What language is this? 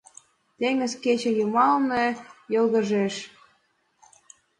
Mari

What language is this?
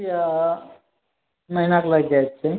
Maithili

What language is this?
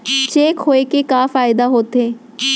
Chhattisgarhi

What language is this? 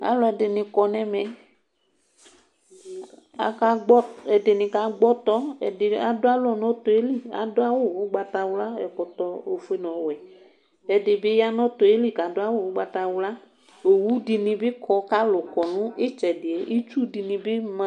Ikposo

